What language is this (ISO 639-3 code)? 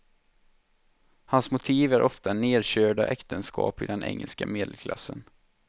swe